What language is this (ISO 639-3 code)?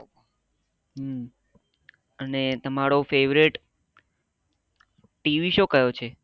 guj